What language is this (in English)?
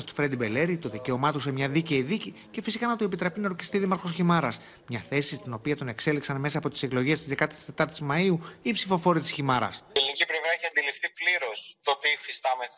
Greek